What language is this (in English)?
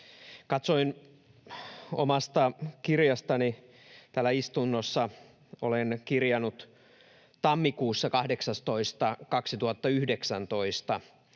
Finnish